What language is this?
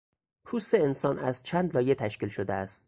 Persian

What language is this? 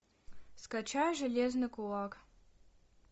Russian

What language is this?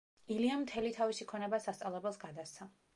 Georgian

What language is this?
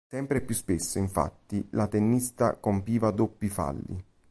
Italian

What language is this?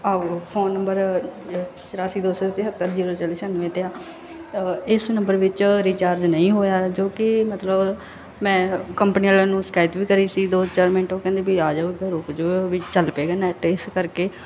Punjabi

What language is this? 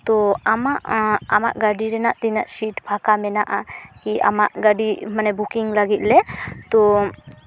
Santali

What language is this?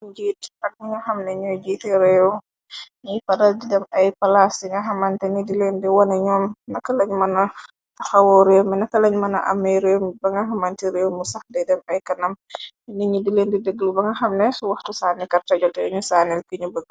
Wolof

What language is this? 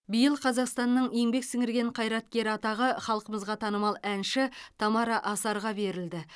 Kazakh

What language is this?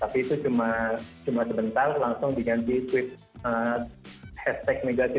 Indonesian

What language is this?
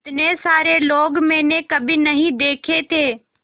Hindi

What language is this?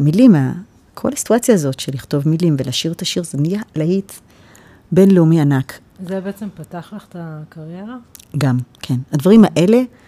Hebrew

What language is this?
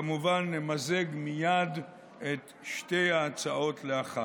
Hebrew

